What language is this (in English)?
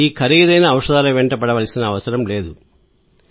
Telugu